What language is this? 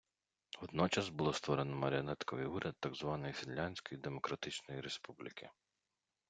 Ukrainian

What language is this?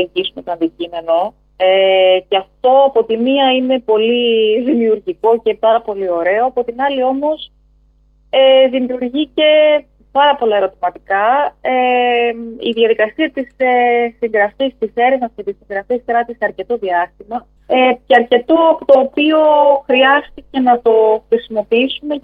Greek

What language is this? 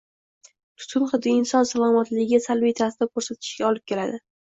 Uzbek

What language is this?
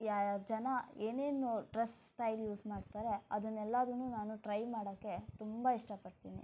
Kannada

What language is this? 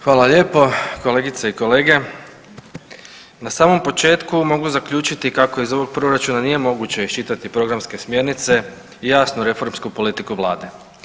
Croatian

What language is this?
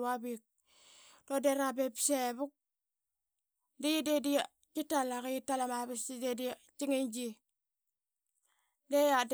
Qaqet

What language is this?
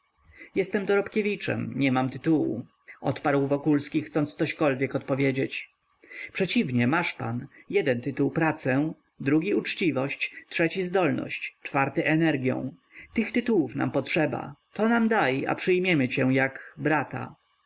Polish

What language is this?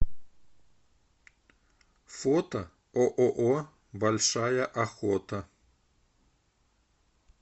Russian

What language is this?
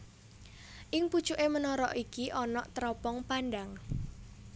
Javanese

